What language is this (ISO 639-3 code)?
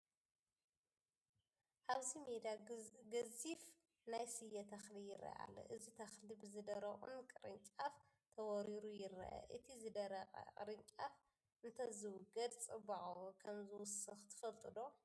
tir